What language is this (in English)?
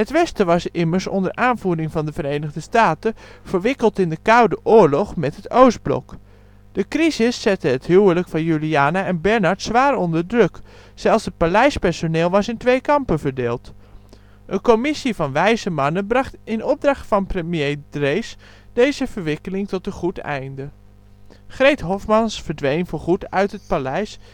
Dutch